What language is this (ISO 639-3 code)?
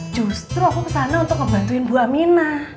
ind